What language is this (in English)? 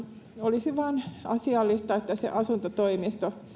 Finnish